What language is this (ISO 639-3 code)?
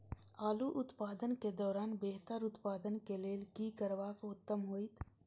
mai